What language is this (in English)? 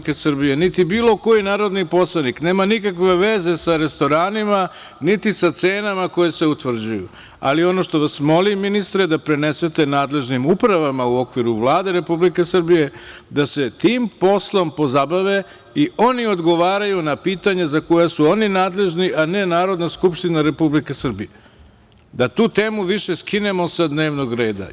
Serbian